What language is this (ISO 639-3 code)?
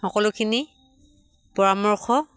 asm